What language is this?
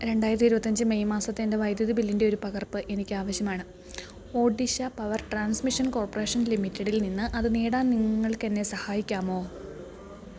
Malayalam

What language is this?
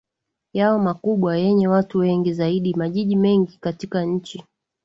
Swahili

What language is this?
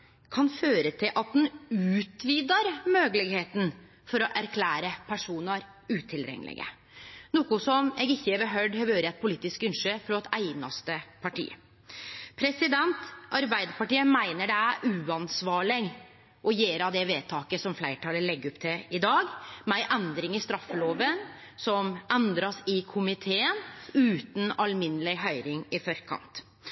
Norwegian Nynorsk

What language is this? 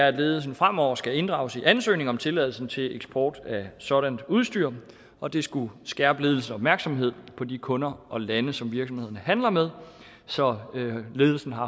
Danish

